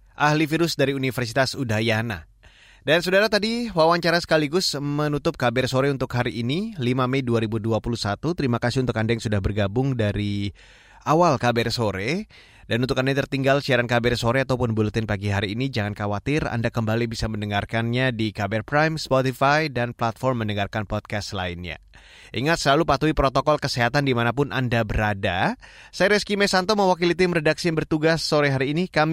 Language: Indonesian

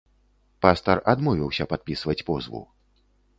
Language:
Belarusian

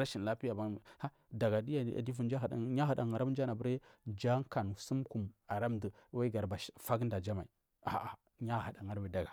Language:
Marghi South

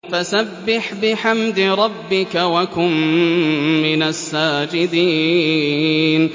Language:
Arabic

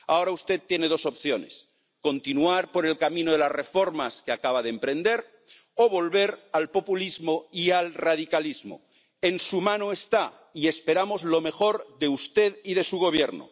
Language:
Spanish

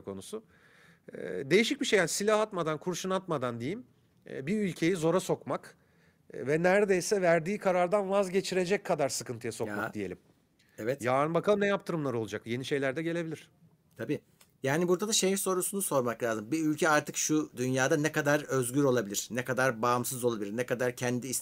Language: Turkish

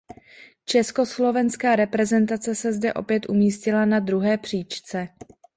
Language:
Czech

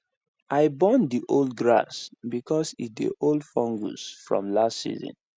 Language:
Nigerian Pidgin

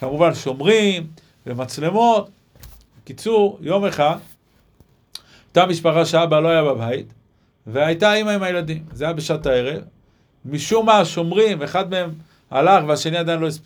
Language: Hebrew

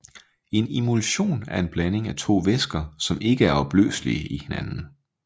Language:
Danish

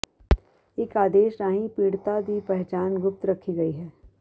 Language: Punjabi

